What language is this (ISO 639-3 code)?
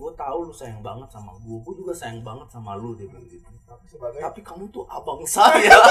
ind